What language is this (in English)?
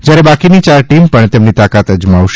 Gujarati